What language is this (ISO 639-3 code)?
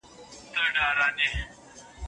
pus